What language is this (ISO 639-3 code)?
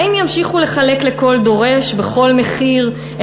heb